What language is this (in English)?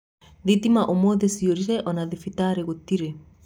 Kikuyu